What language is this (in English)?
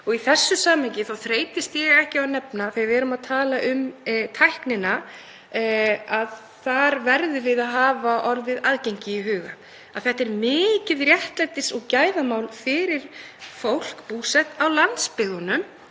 Icelandic